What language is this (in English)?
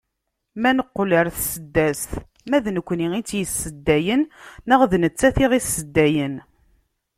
Kabyle